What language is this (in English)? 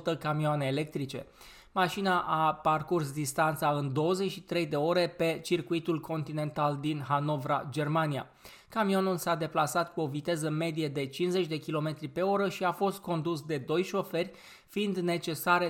Romanian